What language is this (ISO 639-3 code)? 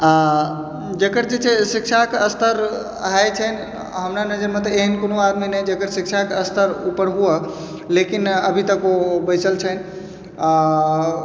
mai